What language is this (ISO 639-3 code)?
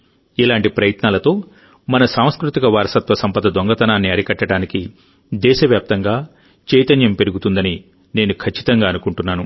tel